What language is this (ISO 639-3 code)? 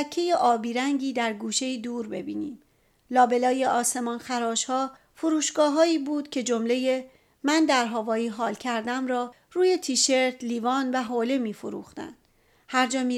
fas